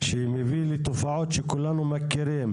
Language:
Hebrew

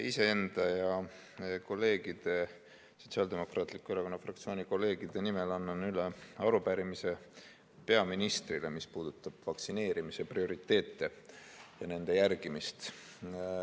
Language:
Estonian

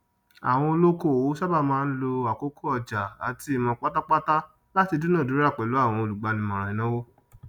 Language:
Yoruba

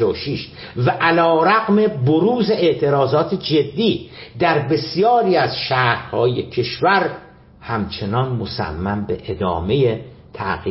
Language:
Persian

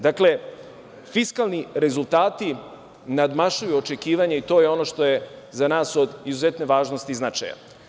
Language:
Serbian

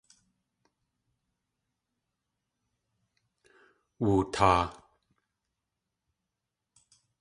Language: Tlingit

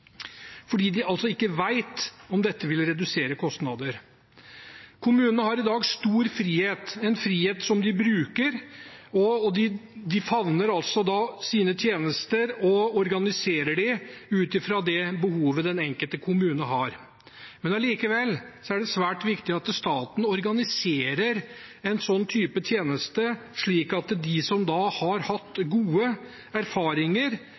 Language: Norwegian Bokmål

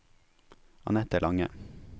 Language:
Norwegian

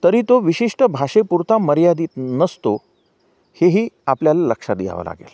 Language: Marathi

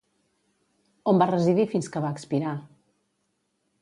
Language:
Catalan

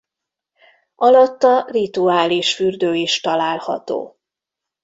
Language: Hungarian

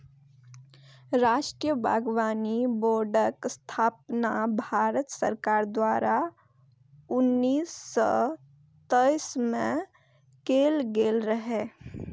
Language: Maithili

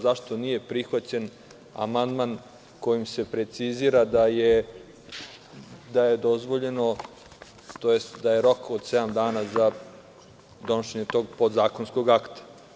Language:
Serbian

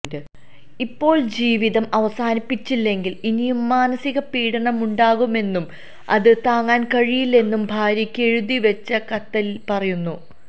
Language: Malayalam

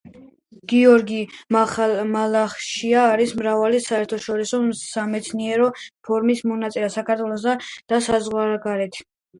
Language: Georgian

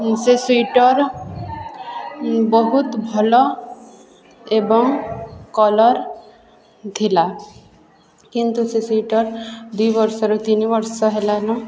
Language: Odia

